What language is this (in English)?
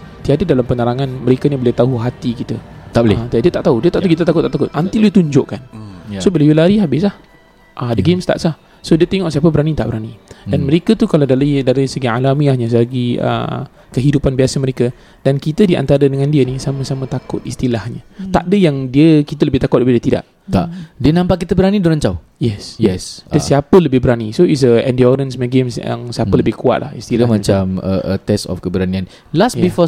Malay